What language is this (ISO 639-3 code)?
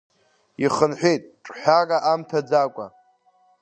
abk